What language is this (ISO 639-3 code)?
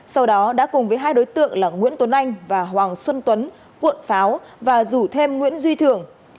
vie